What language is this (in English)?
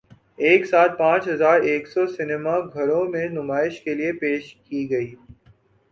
Urdu